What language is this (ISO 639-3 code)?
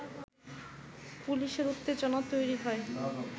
ben